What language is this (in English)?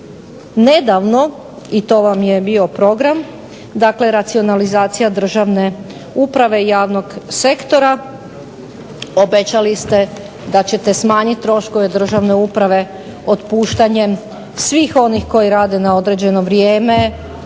Croatian